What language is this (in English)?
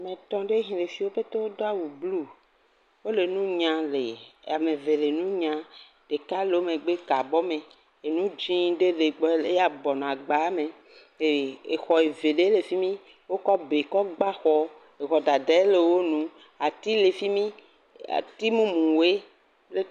Ewe